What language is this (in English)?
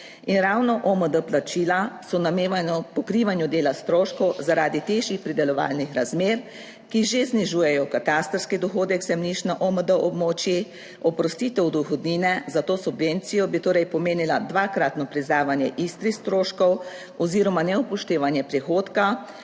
Slovenian